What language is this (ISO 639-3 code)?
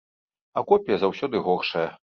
bel